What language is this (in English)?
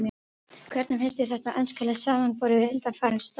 Icelandic